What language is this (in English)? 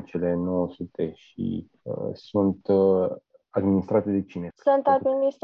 Romanian